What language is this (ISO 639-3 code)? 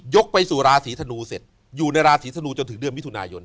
tha